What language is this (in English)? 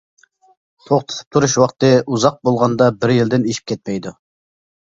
Uyghur